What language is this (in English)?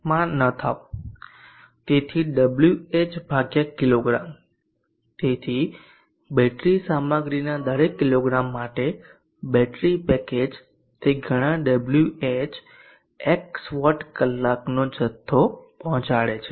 Gujarati